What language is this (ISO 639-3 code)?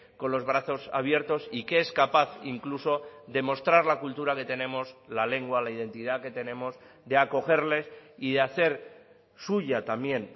spa